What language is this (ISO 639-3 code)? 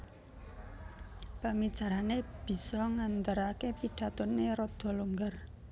jav